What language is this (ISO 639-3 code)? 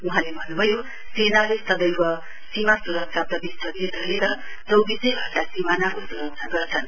nep